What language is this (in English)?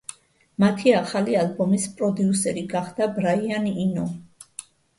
Georgian